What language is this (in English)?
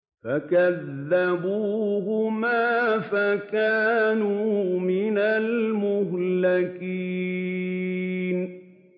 Arabic